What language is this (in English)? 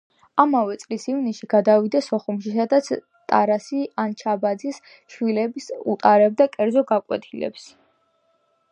Georgian